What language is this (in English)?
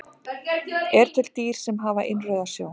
Icelandic